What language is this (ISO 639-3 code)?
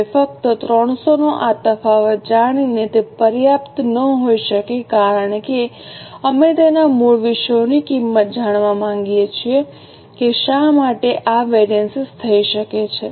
guj